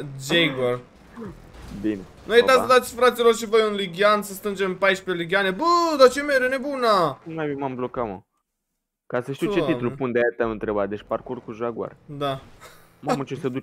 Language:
Romanian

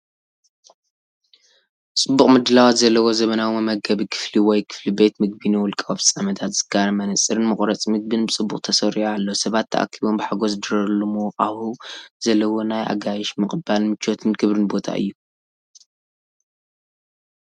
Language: Tigrinya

